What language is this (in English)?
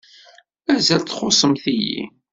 Kabyle